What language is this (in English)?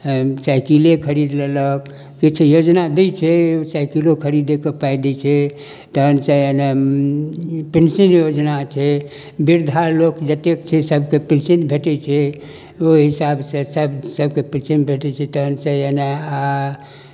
Maithili